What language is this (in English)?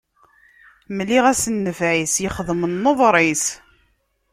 Kabyle